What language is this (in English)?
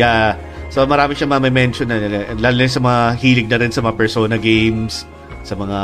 Filipino